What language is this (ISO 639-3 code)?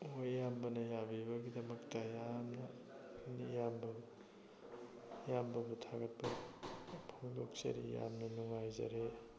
mni